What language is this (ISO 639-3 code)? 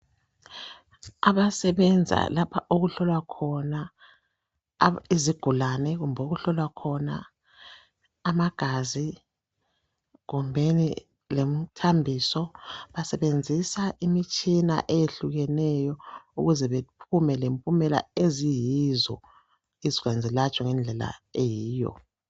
nde